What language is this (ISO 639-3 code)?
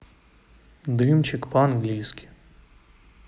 rus